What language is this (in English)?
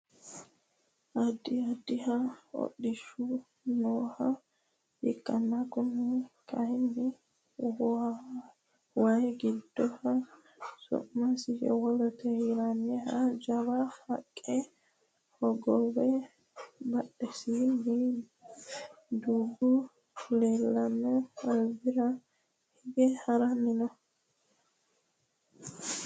Sidamo